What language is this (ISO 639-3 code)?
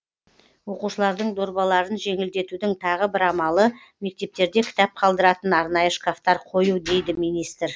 kaz